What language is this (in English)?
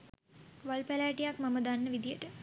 Sinhala